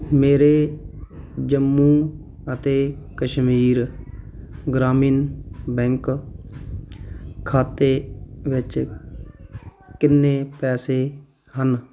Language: Punjabi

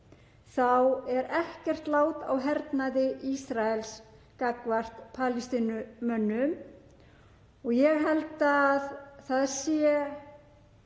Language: Icelandic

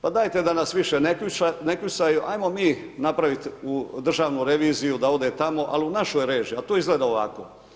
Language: Croatian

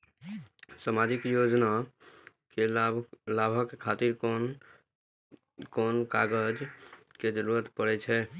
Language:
Maithili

